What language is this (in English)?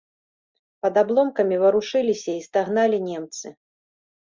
Belarusian